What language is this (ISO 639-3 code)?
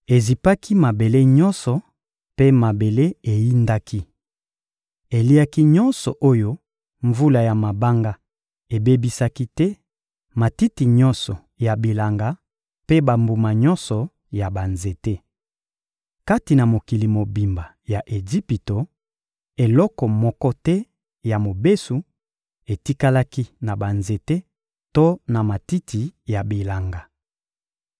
lin